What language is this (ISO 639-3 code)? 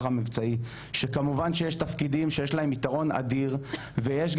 heb